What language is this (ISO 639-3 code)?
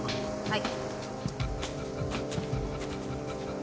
jpn